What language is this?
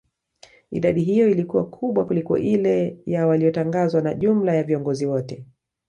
Swahili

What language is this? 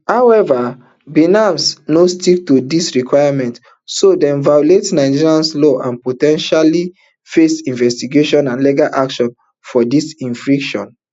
Nigerian Pidgin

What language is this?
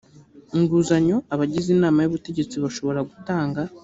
Kinyarwanda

